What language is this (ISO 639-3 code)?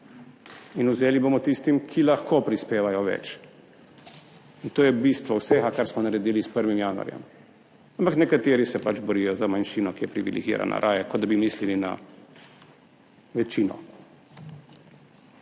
slv